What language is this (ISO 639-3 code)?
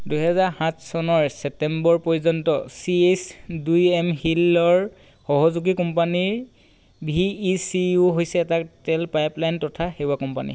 asm